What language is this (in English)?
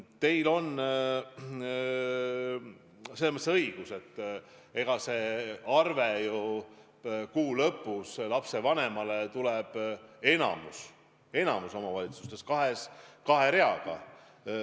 Estonian